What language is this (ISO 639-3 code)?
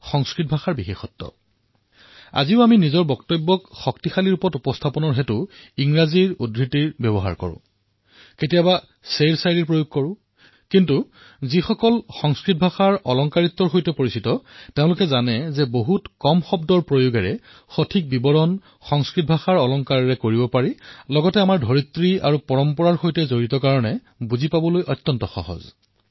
asm